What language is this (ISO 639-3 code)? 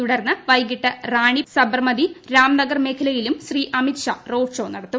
mal